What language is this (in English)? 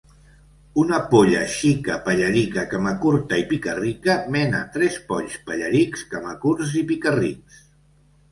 Catalan